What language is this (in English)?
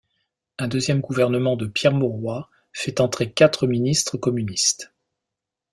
French